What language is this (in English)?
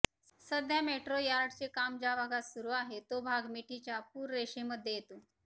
Marathi